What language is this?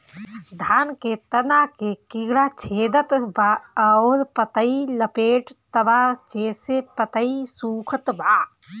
Bhojpuri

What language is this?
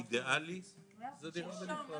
Hebrew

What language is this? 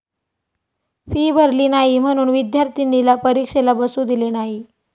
Marathi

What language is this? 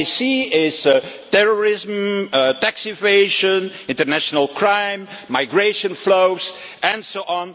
English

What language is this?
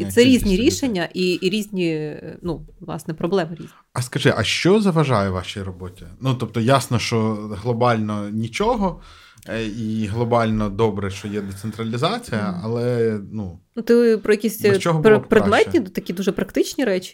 Ukrainian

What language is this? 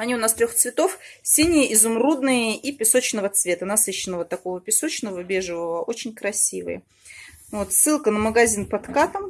Russian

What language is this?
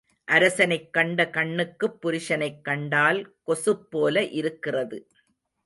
Tamil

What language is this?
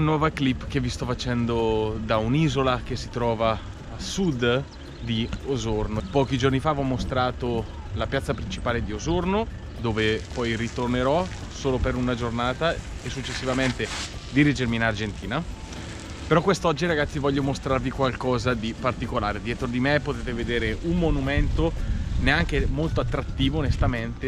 Italian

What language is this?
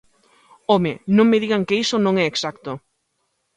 Galician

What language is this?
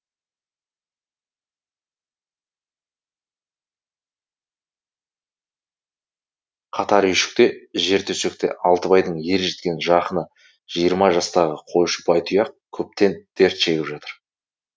Kazakh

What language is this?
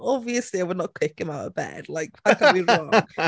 Welsh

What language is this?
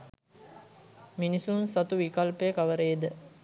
Sinhala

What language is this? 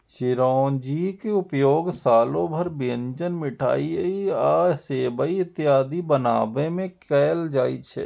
Maithili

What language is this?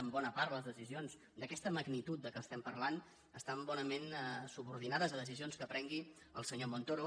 Catalan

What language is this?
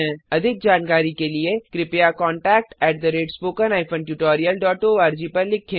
Hindi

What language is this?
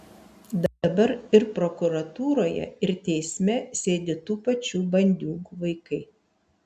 Lithuanian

